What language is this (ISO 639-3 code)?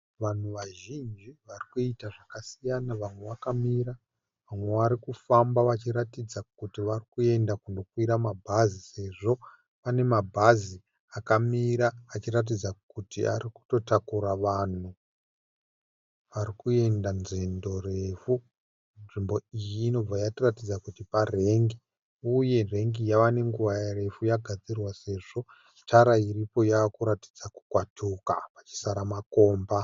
sna